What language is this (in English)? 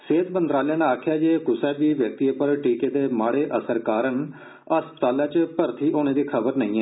Dogri